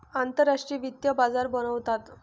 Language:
Marathi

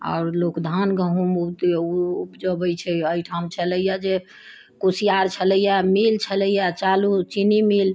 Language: Maithili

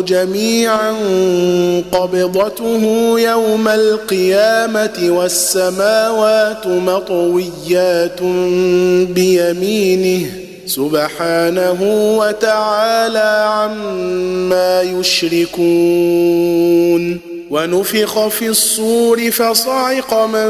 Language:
Arabic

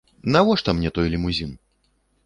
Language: Belarusian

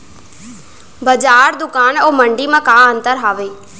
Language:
Chhattisgarhi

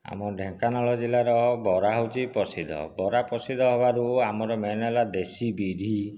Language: Odia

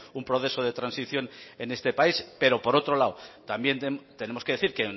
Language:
Spanish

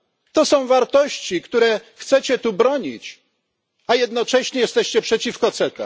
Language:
Polish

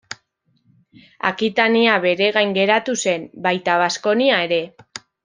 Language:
Basque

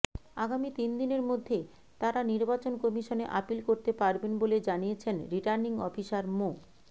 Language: Bangla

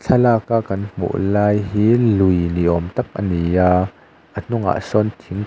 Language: Mizo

